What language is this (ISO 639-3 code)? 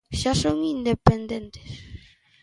glg